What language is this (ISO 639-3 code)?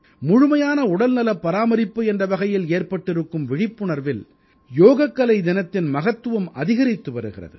tam